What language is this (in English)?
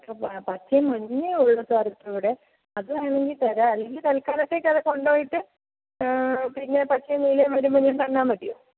Malayalam